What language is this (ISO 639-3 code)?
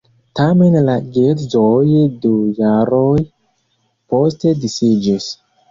epo